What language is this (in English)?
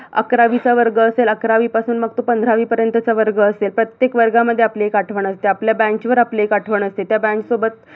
Marathi